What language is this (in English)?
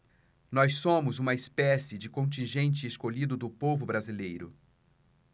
Portuguese